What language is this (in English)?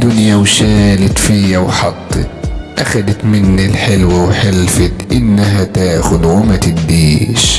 Arabic